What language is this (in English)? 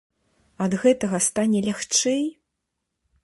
Belarusian